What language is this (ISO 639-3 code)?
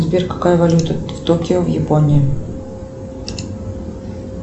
rus